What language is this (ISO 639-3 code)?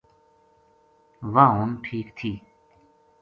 gju